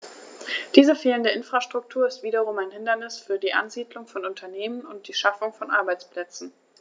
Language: German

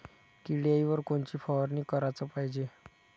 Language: Marathi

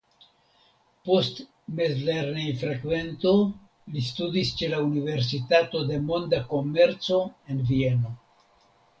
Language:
Esperanto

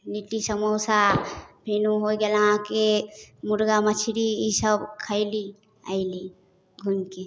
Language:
Maithili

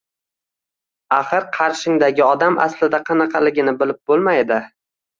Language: Uzbek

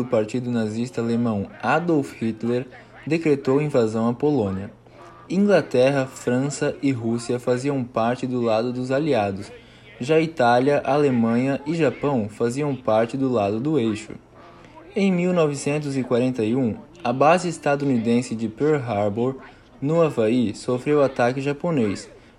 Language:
Portuguese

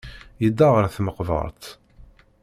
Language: Kabyle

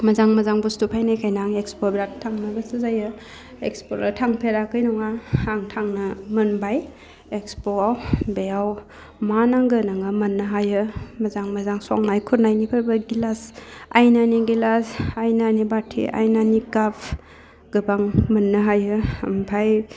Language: Bodo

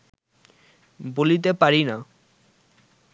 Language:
Bangla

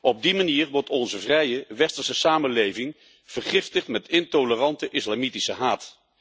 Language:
Dutch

